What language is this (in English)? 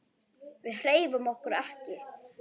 Icelandic